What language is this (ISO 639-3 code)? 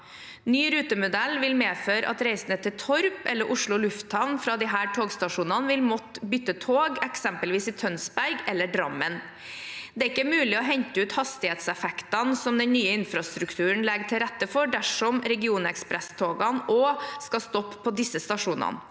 nor